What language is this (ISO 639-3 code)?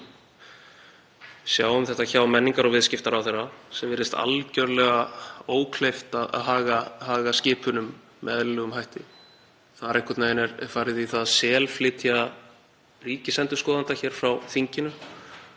isl